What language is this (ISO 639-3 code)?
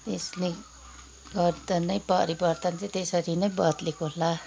nep